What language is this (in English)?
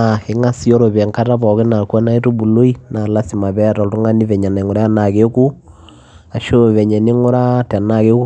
Masai